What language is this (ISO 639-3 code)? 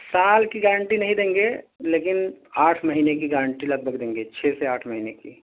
urd